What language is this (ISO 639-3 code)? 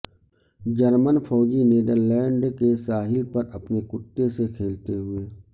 urd